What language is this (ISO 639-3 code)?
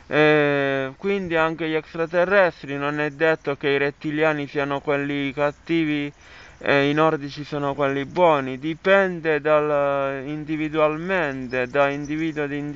ita